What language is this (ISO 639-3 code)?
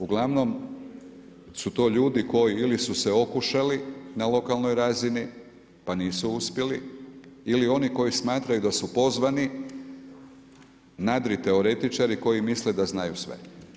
hrv